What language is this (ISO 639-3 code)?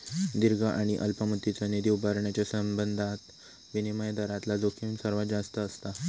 mar